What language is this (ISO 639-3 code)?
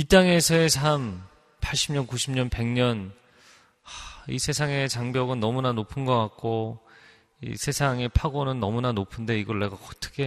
kor